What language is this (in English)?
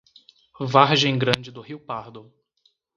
Portuguese